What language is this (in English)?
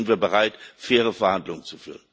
German